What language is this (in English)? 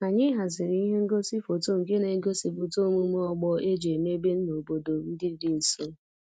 Igbo